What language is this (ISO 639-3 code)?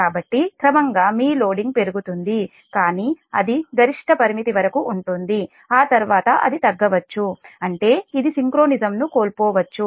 tel